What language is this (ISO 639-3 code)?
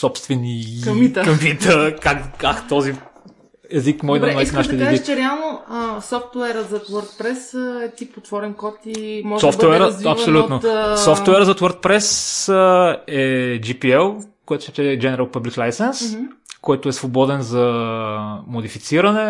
bul